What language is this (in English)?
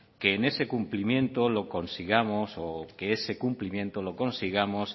Spanish